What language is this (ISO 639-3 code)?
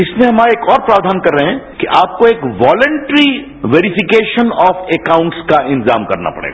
hin